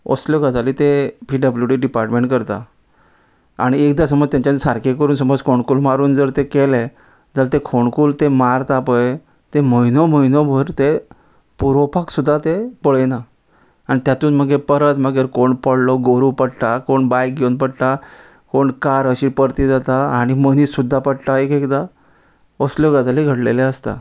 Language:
Konkani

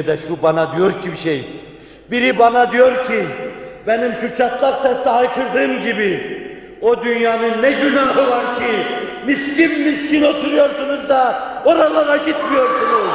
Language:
Turkish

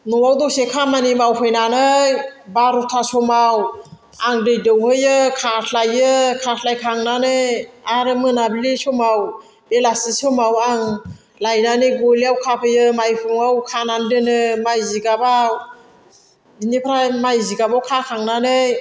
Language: Bodo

